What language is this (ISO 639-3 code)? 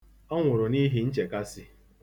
ibo